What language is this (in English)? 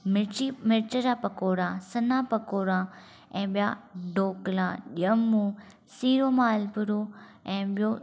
Sindhi